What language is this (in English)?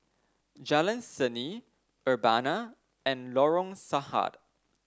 English